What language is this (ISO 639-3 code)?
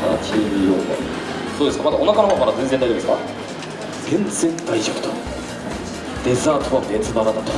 jpn